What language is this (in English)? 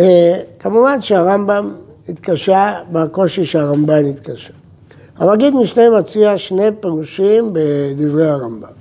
Hebrew